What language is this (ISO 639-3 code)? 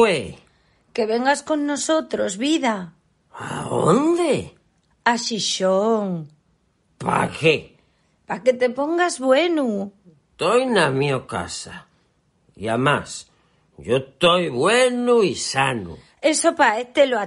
spa